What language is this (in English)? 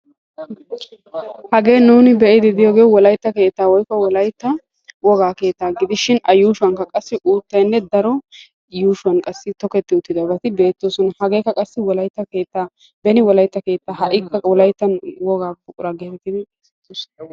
Wolaytta